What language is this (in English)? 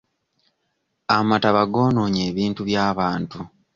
Ganda